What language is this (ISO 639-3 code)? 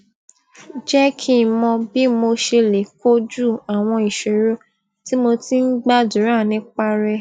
yor